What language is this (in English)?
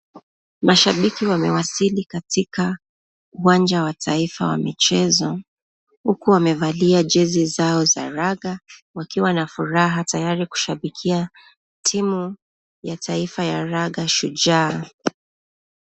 Swahili